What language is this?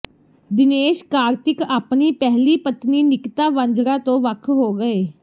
Punjabi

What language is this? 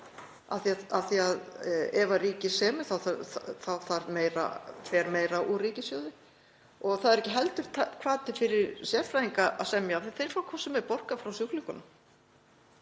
Icelandic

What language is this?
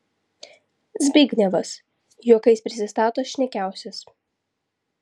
Lithuanian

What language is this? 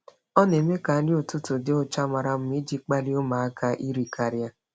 Igbo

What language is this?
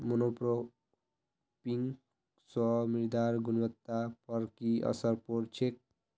Magahi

